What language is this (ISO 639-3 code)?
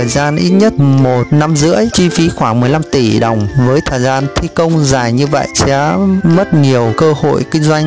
vie